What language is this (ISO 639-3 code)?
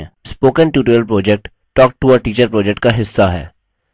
hin